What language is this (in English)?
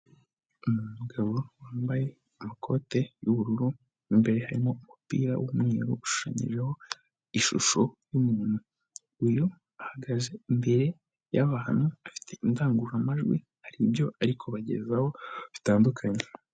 Kinyarwanda